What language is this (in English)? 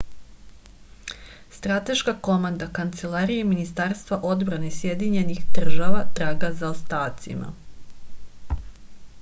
Serbian